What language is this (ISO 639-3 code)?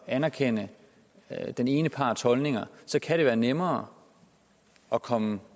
dan